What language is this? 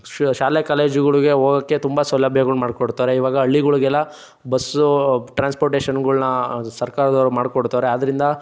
Kannada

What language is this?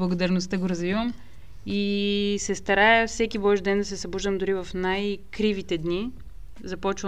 Bulgarian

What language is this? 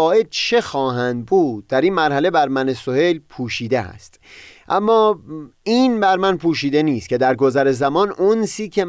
Persian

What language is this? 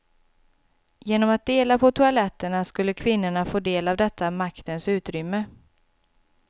Swedish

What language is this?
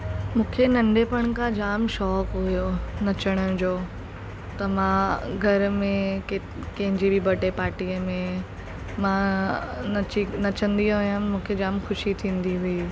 Sindhi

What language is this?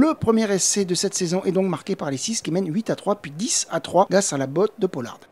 French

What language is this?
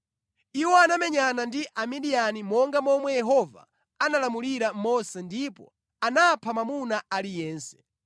Nyanja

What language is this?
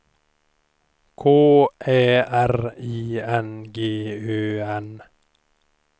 Swedish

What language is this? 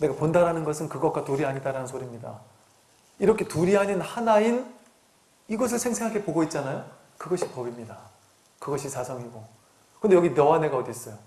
Korean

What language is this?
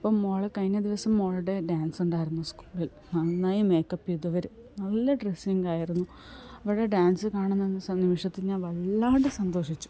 Malayalam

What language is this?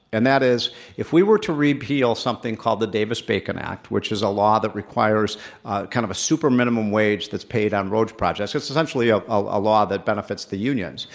English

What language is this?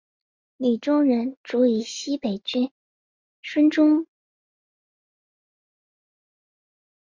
Chinese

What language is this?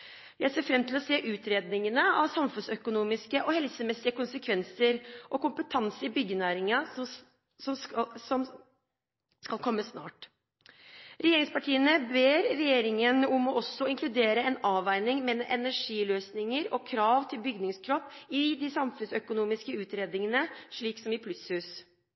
Norwegian Bokmål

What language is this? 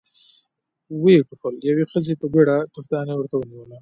Pashto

